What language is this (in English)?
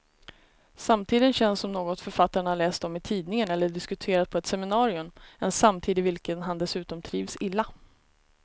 Swedish